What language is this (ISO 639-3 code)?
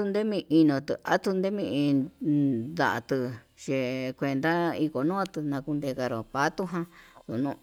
mab